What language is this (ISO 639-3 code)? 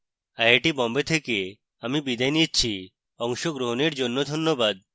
ben